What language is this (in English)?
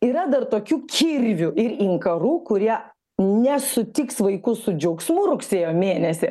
Lithuanian